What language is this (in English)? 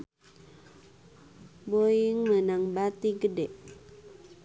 Sundanese